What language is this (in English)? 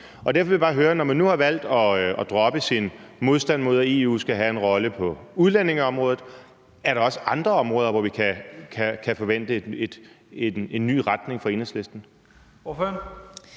Danish